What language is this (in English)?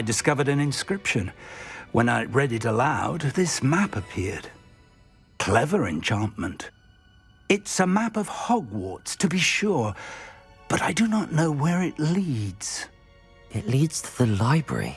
English